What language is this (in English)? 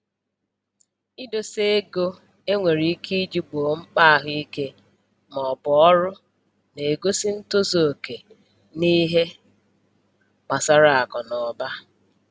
Igbo